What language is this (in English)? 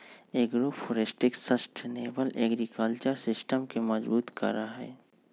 Magahi